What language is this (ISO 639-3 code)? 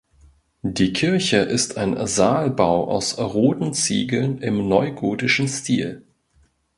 deu